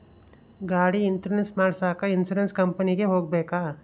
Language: Kannada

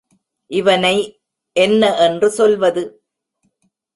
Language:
Tamil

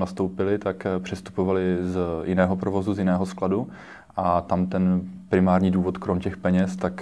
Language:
Czech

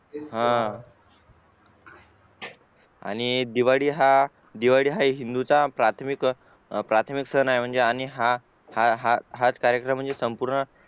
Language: Marathi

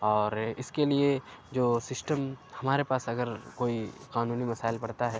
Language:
Urdu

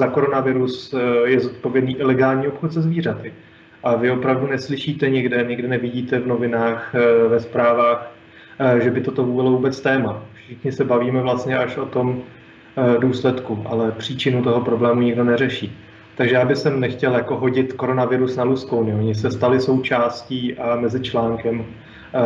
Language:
Czech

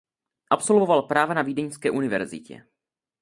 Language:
Czech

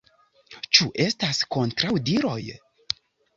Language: Esperanto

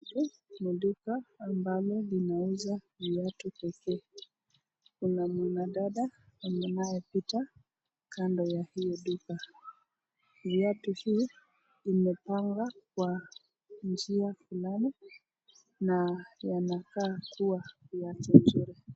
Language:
Swahili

